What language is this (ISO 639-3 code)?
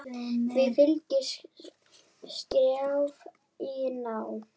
isl